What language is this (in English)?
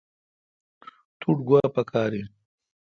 Kalkoti